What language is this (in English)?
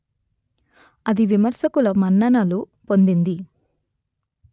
Telugu